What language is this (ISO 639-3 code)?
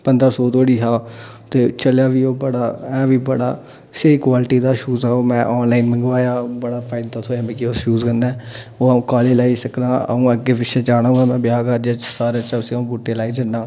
doi